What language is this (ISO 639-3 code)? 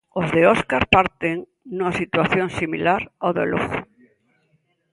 glg